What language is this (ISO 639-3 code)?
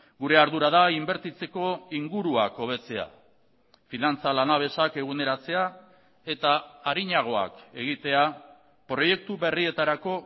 eus